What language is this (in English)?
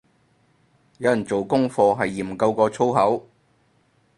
Cantonese